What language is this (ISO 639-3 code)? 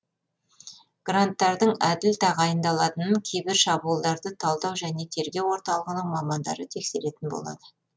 kaz